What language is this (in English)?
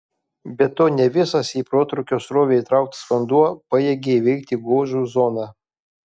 Lithuanian